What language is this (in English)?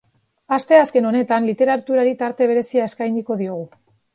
Basque